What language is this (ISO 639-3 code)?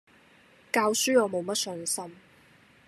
yue